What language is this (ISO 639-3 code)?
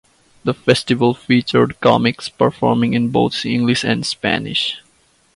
eng